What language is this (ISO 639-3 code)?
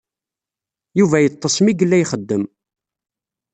kab